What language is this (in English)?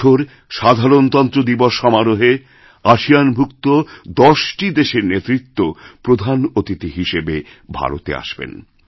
Bangla